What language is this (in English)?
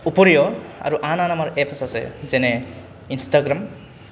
Assamese